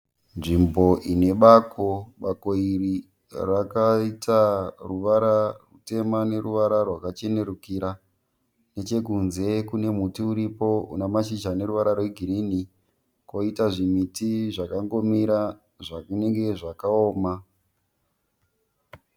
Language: Shona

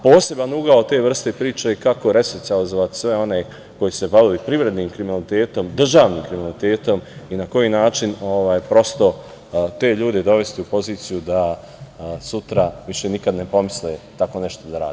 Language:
Serbian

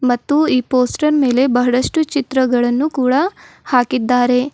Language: Kannada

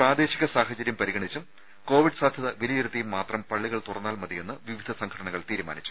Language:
Malayalam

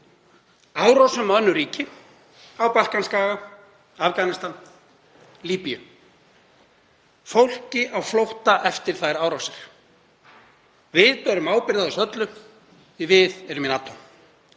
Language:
Icelandic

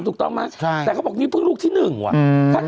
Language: Thai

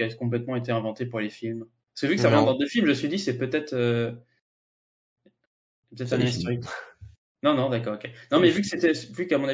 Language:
French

